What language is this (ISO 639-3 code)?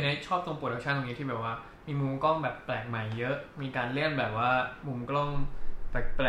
tha